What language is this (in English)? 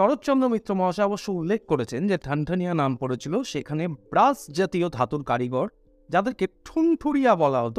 Bangla